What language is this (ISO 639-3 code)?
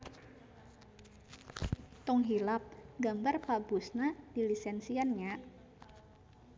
sun